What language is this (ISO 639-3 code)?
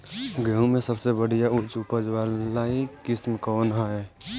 bho